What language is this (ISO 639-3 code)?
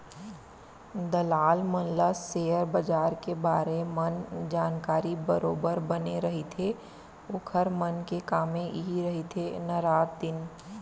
hne